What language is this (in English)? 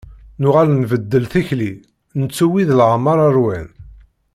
Kabyle